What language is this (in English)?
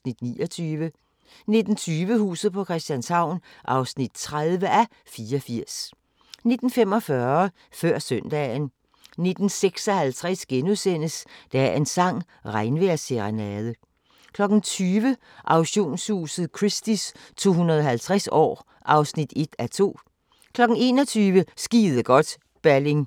Danish